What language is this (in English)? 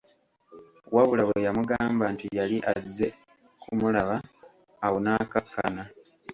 Ganda